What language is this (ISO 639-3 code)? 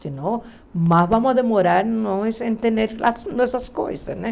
por